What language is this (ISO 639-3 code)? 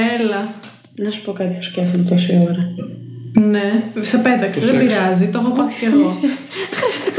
ell